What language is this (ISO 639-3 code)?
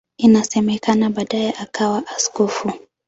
swa